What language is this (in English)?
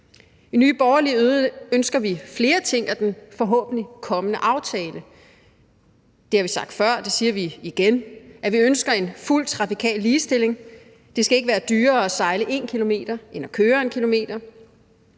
Danish